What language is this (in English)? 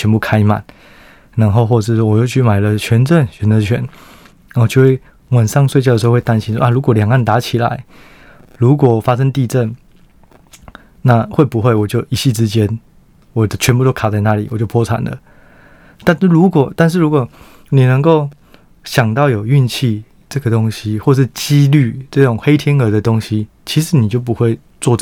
Chinese